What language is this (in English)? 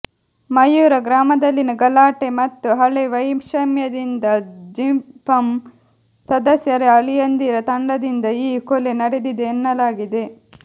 Kannada